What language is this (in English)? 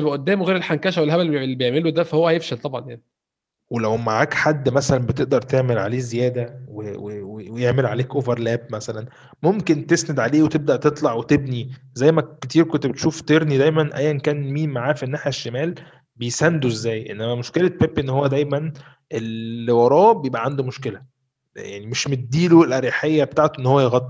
Arabic